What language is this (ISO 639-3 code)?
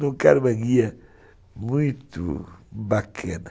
por